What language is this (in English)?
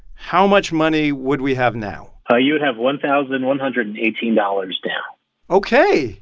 English